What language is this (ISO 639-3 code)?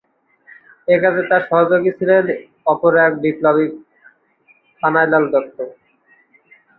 ben